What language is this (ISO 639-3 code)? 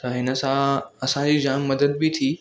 snd